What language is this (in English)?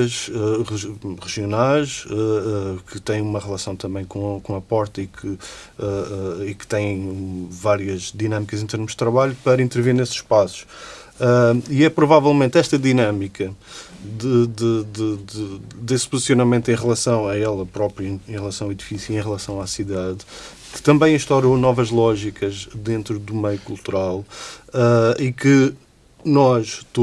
Portuguese